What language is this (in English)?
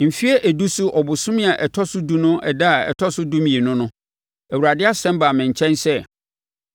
Akan